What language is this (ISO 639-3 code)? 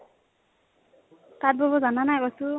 asm